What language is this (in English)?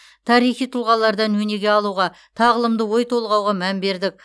Kazakh